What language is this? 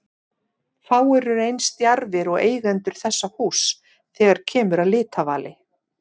Icelandic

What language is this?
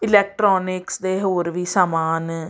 Punjabi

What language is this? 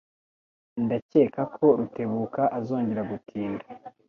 Kinyarwanda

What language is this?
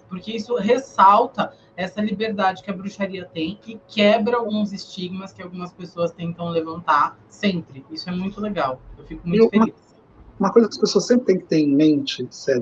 Portuguese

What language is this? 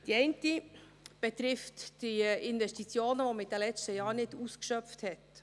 Swiss German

